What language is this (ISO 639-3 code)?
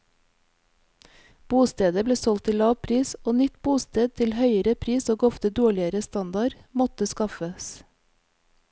nor